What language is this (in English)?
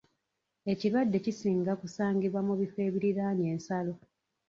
Ganda